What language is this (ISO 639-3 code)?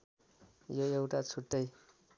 nep